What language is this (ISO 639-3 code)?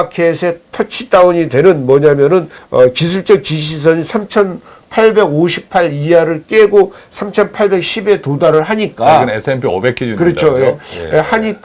kor